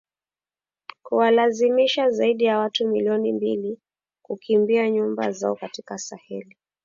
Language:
Swahili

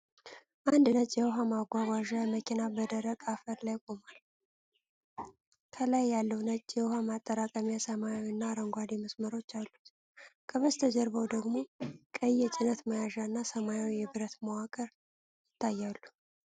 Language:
Amharic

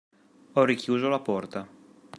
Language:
Italian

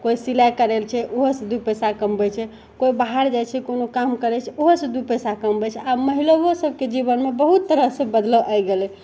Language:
Maithili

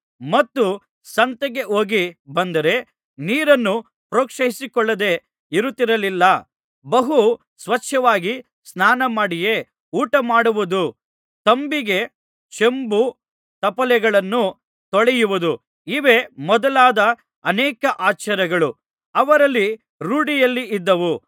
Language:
Kannada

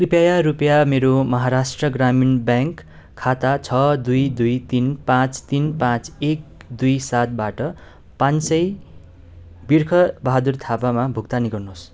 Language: Nepali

